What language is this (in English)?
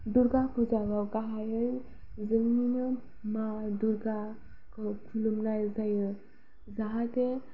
Bodo